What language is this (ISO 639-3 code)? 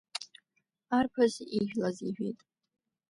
abk